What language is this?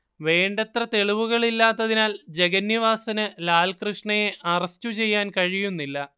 Malayalam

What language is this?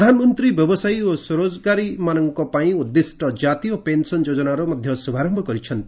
Odia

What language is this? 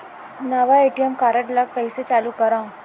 Chhattisgarhi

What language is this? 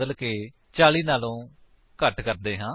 Punjabi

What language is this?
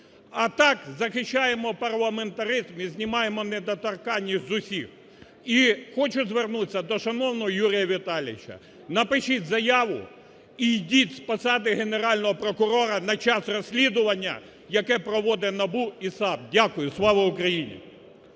Ukrainian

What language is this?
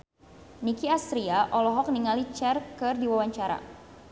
Sundanese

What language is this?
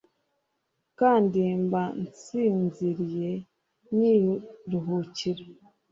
Kinyarwanda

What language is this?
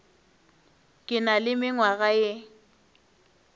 Northern Sotho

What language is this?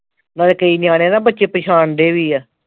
Punjabi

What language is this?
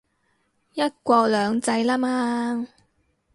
Cantonese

